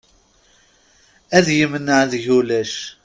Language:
Kabyle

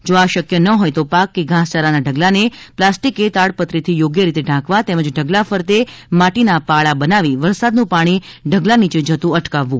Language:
Gujarati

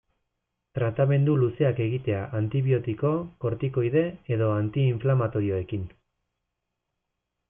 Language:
Basque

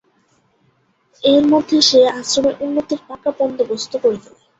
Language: Bangla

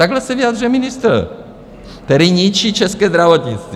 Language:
Czech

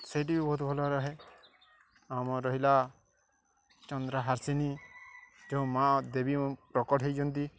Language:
Odia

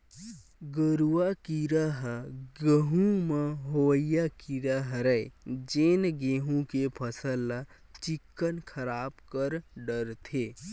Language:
Chhattisgarhi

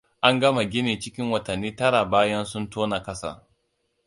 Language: Hausa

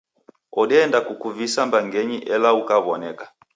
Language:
Taita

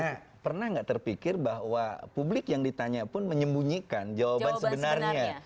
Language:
Indonesian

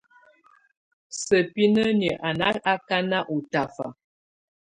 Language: Tunen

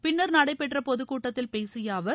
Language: Tamil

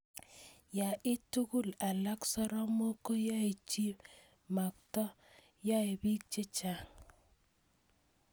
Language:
Kalenjin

